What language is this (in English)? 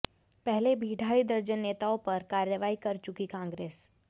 Hindi